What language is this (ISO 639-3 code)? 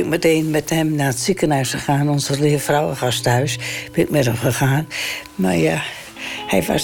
nld